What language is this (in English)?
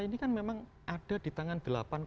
Indonesian